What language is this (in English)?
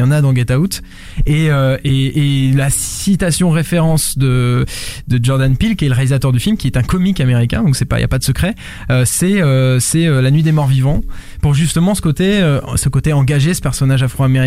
French